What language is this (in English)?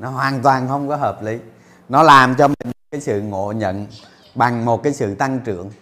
Vietnamese